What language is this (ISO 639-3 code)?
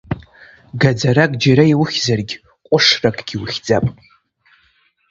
abk